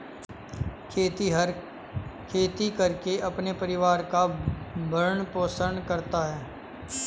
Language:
Hindi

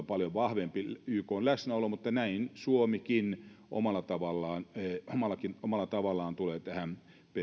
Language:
Finnish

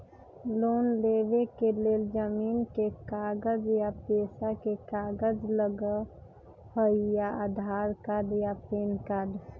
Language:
Magahi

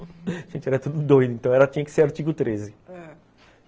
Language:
Portuguese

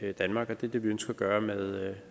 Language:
Danish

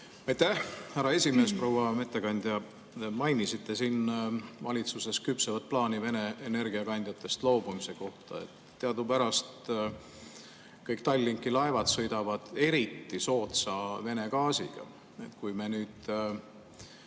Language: Estonian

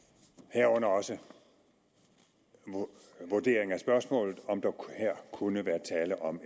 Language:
Danish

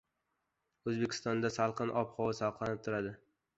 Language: Uzbek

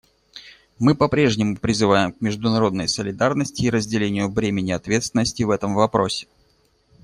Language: Russian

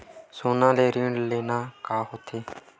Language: Chhattisgarhi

